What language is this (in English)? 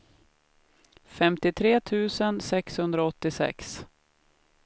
Swedish